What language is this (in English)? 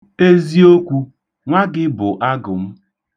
Igbo